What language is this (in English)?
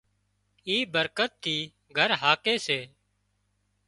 Wadiyara Koli